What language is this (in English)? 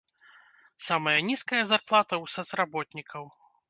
Belarusian